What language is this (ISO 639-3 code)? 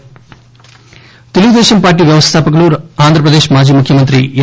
tel